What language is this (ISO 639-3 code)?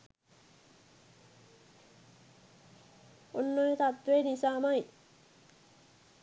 sin